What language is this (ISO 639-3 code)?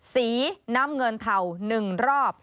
tha